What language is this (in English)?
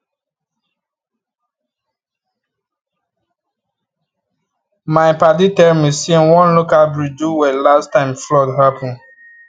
Nigerian Pidgin